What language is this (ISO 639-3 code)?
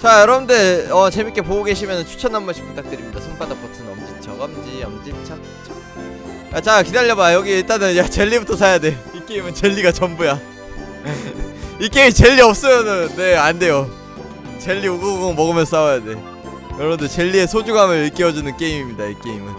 kor